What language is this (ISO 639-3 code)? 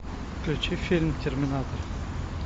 rus